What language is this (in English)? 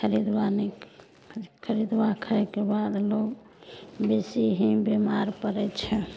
Maithili